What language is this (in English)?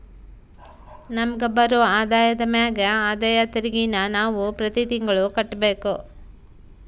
Kannada